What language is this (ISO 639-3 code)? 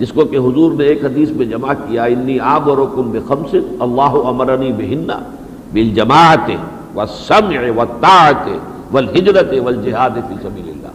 urd